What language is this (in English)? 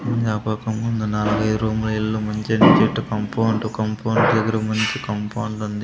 Telugu